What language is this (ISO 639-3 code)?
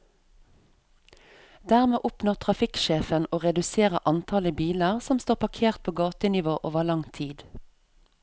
nor